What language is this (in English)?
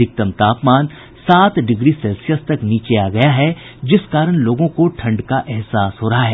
Hindi